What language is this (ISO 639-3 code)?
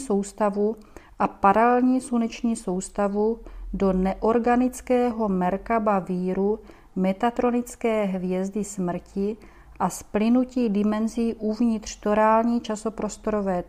ces